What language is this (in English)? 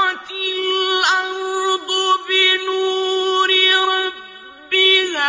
Arabic